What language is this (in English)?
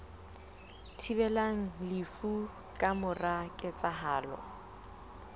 Southern Sotho